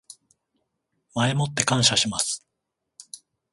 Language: Japanese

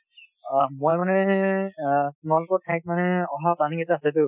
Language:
Assamese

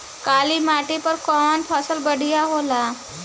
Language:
Bhojpuri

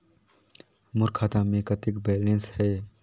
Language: Chhattisgarhi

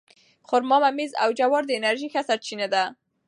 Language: Pashto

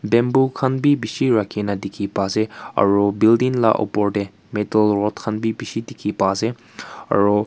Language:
Naga Pidgin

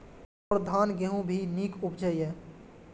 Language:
Maithili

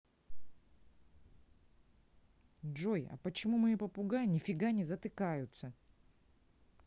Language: Russian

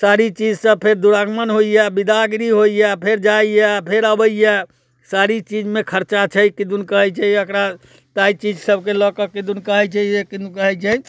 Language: Maithili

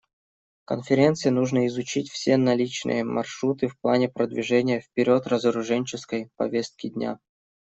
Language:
Russian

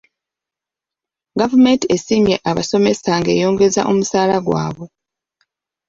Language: Ganda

